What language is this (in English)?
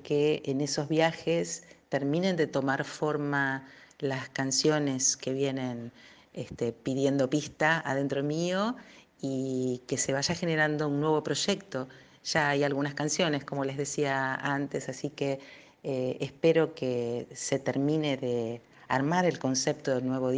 Spanish